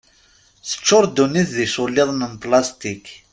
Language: Kabyle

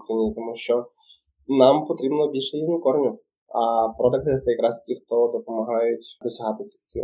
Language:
Ukrainian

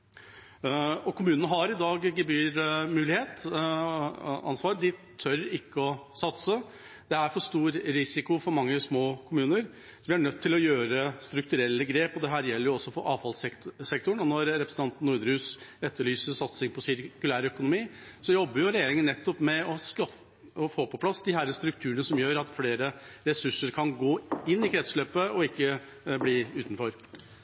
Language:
Norwegian Bokmål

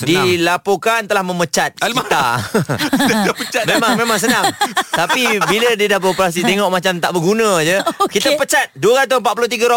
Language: Malay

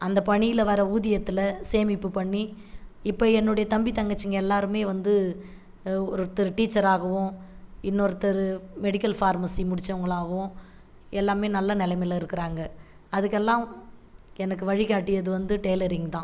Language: Tamil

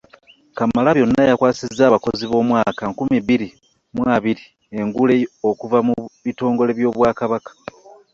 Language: Ganda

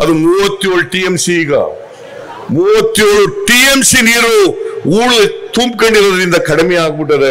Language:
Romanian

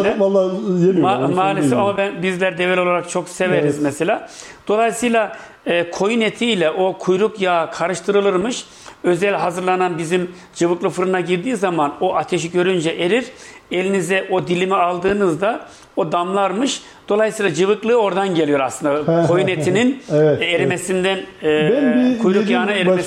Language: Turkish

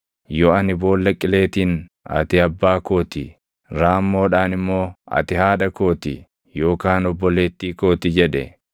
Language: Oromo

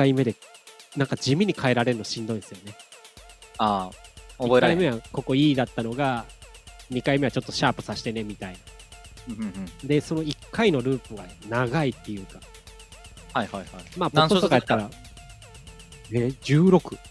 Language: Japanese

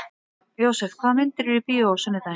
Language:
Icelandic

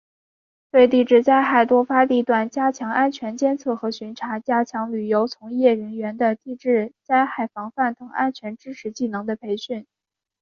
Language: Chinese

